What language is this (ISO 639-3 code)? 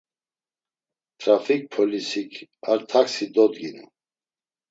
lzz